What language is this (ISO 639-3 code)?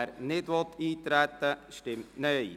gsw